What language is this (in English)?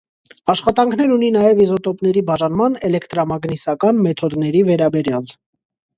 Armenian